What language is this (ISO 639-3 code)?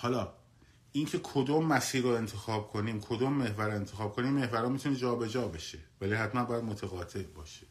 fas